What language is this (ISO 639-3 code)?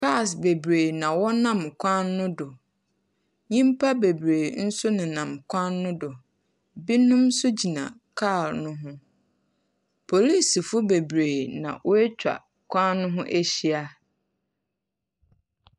aka